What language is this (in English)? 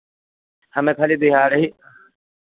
Hindi